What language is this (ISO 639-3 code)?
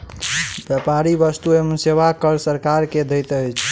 mai